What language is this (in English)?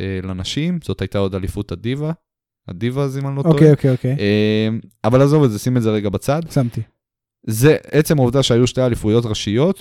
Hebrew